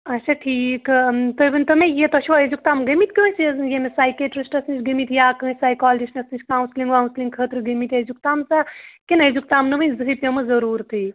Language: Kashmiri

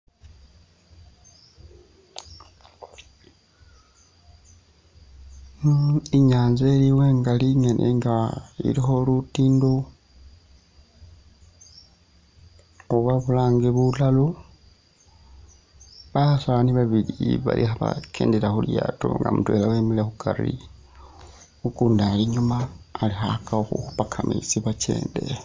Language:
Masaaba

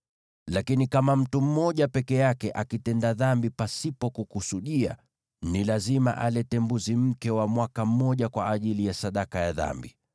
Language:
Swahili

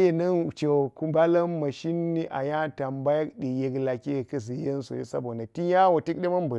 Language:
Geji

